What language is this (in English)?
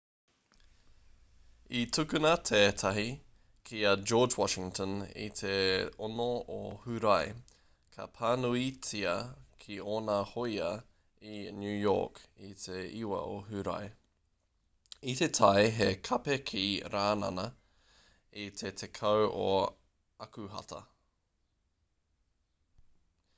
Māori